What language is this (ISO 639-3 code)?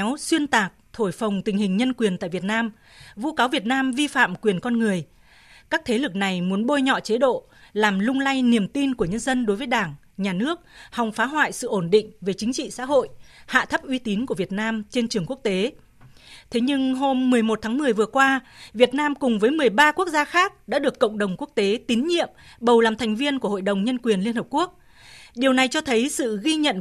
vie